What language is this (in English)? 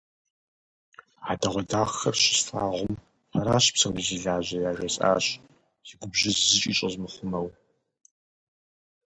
Kabardian